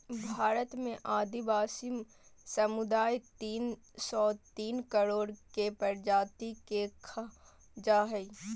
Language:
Magahi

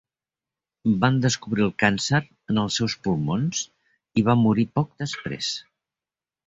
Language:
Catalan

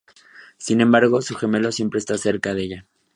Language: Spanish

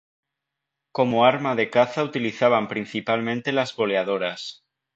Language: Spanish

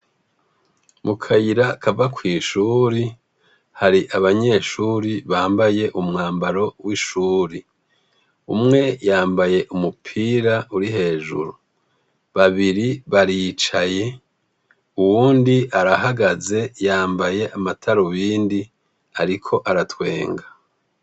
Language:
Rundi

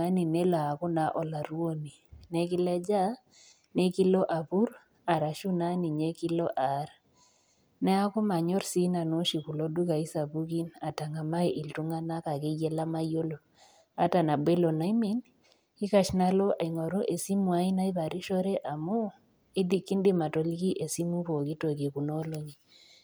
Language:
Masai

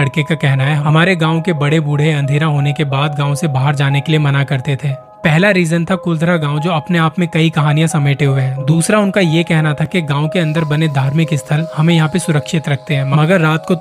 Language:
Hindi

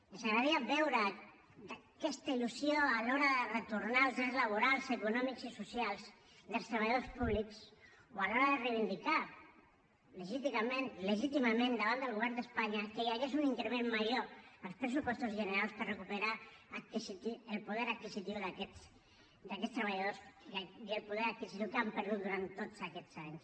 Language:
Catalan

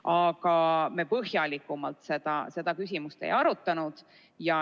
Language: Estonian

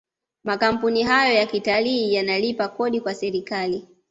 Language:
Swahili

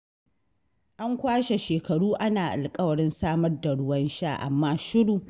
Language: Hausa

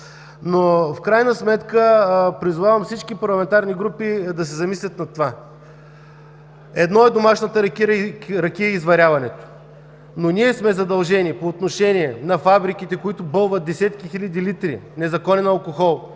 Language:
Bulgarian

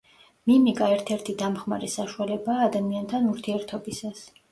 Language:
Georgian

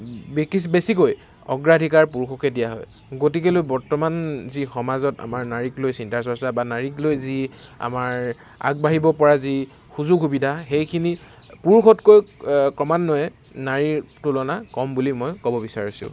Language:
Assamese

